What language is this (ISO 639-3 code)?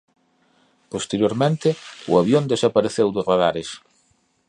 glg